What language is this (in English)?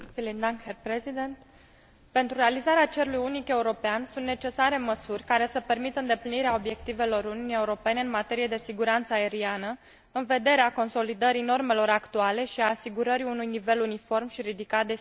Romanian